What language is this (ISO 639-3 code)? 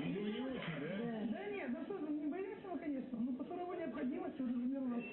rus